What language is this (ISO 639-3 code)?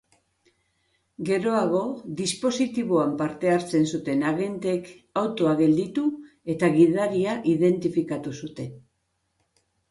eus